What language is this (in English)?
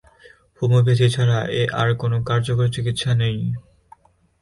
Bangla